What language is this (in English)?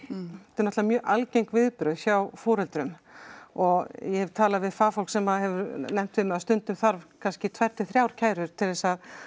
Icelandic